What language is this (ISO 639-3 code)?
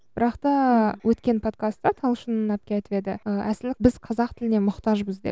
kaz